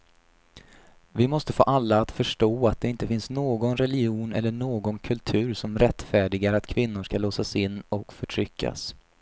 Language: Swedish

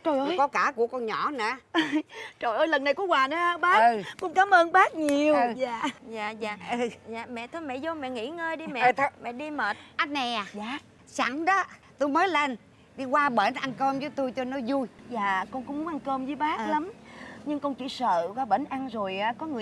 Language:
Vietnamese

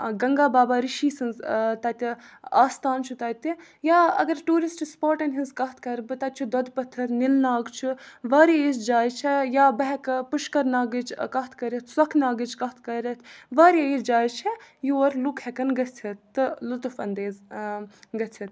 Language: Kashmiri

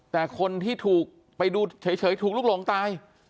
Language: Thai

